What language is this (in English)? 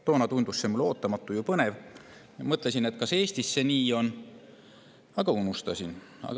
Estonian